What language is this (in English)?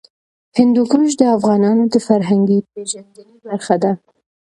Pashto